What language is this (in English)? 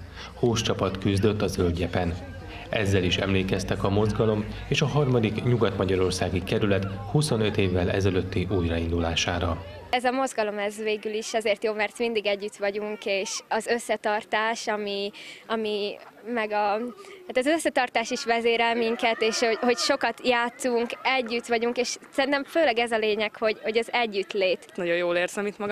Hungarian